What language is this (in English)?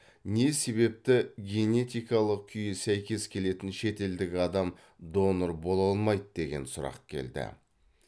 Kazakh